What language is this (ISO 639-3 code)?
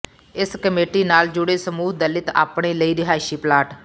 pan